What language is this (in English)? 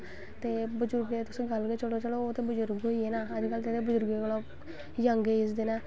Dogri